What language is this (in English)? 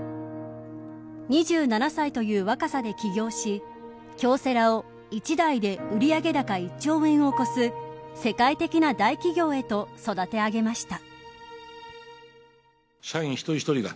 Japanese